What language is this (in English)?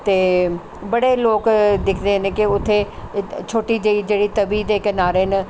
Dogri